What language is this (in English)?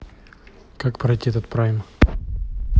Russian